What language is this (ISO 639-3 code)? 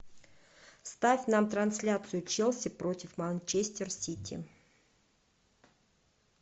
rus